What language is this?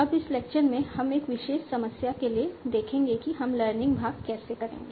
Hindi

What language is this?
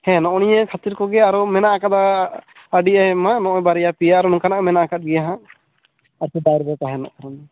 Santali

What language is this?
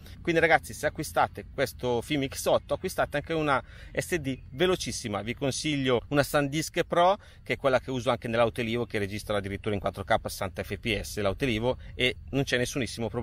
Italian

